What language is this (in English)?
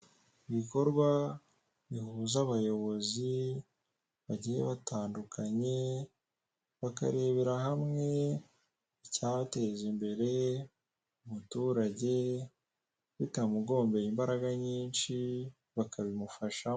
Kinyarwanda